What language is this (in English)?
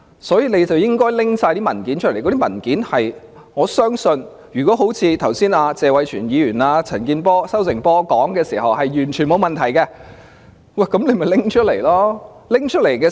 Cantonese